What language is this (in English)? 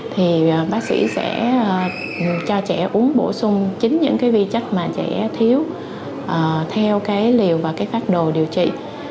Vietnamese